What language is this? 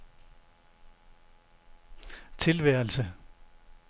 Danish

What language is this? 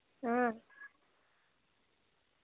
Dogri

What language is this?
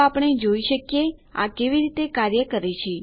Gujarati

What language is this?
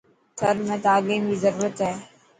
Dhatki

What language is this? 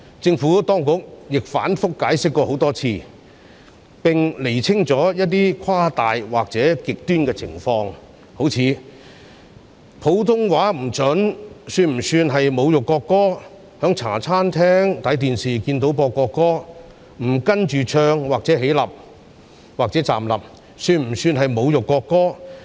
Cantonese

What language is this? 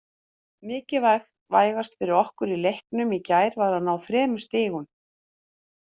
Icelandic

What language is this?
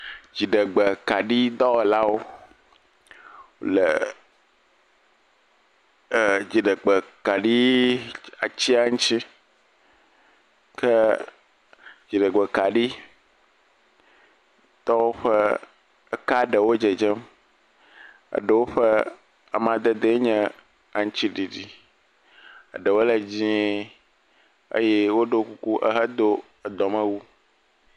Ewe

